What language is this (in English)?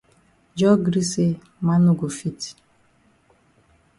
Cameroon Pidgin